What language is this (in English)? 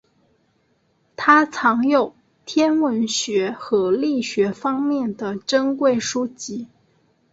Chinese